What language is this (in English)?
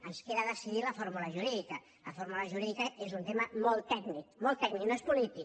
Catalan